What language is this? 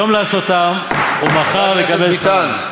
Hebrew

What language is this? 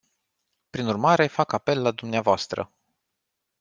Romanian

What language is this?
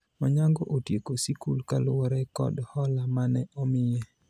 Luo (Kenya and Tanzania)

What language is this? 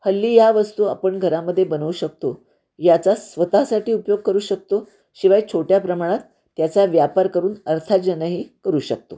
Marathi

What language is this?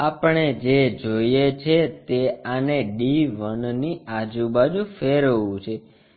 Gujarati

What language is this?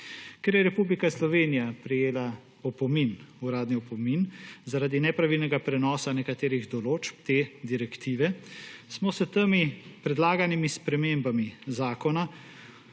Slovenian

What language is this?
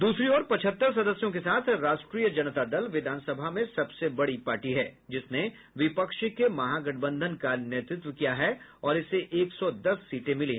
Hindi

